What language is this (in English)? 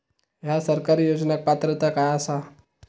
Marathi